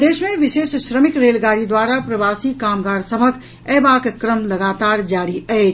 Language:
Maithili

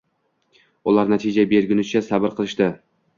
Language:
Uzbek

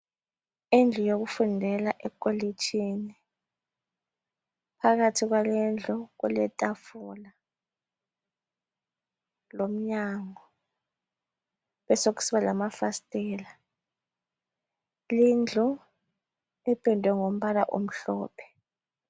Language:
North Ndebele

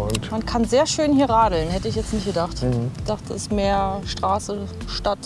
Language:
German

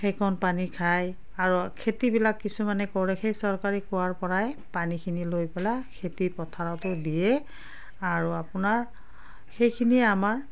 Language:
Assamese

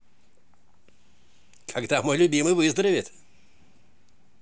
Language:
Russian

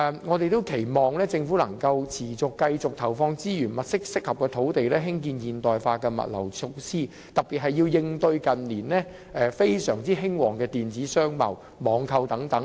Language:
Cantonese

